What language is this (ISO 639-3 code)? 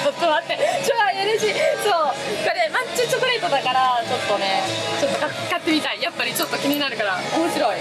jpn